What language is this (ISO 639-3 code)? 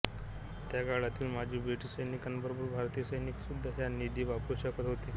mar